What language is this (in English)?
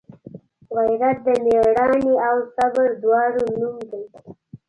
Pashto